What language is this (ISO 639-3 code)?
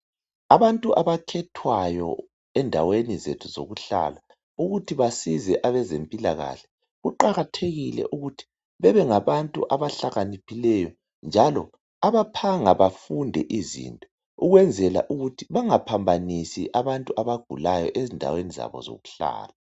nde